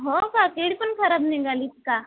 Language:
Marathi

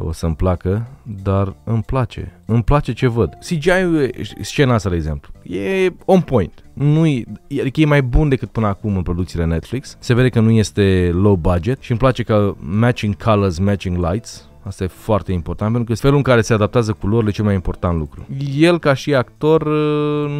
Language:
Romanian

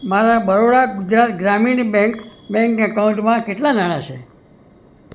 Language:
Gujarati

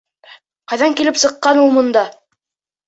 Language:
Bashkir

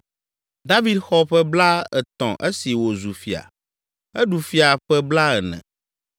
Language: Ewe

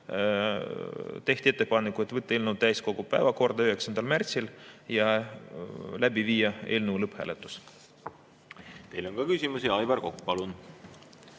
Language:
Estonian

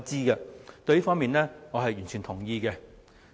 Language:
Cantonese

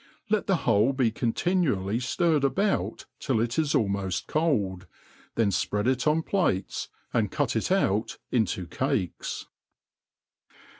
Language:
English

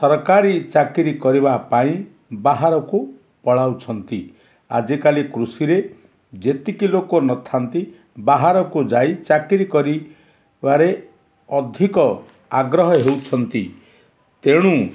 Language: Odia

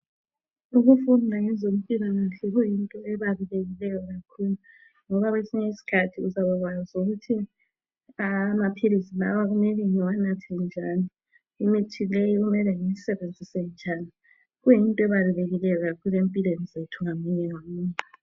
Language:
North Ndebele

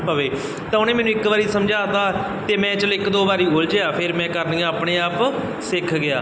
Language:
Punjabi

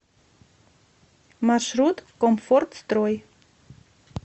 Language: Russian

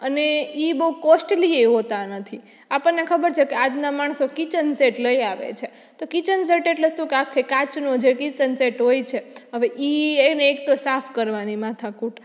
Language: Gujarati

